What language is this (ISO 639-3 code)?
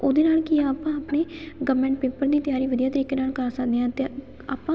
pan